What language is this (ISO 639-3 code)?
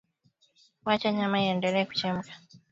swa